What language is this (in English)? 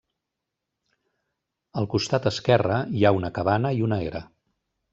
Catalan